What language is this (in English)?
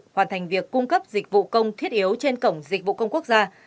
Vietnamese